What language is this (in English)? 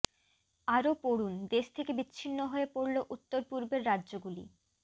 Bangla